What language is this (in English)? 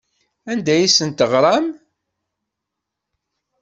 Kabyle